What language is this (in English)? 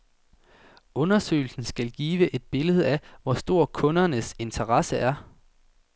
Danish